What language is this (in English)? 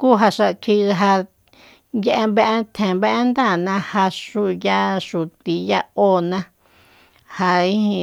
Soyaltepec Mazatec